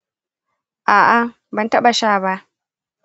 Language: Hausa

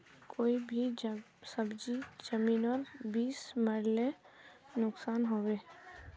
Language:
Magahi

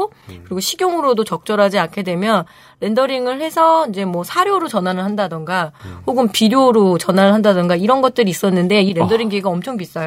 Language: Korean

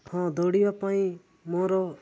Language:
Odia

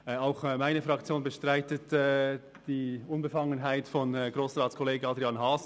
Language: Swiss German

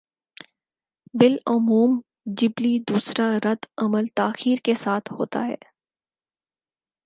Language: Urdu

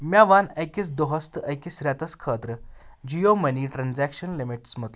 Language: Kashmiri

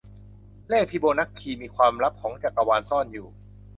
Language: Thai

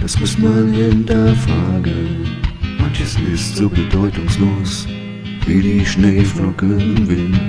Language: German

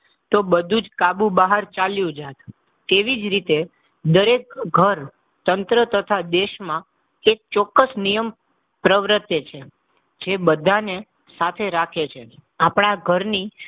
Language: Gujarati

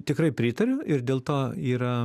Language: Lithuanian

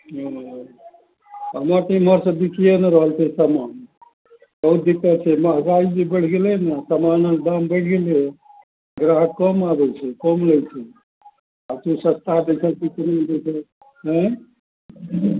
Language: Maithili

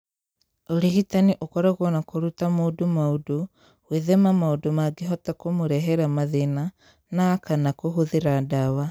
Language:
Kikuyu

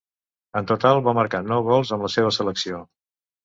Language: Catalan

